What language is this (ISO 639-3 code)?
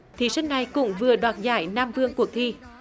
vie